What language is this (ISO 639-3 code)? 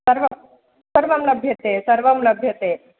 san